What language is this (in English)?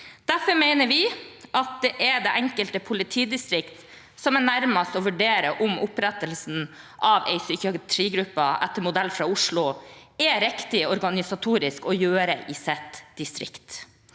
Norwegian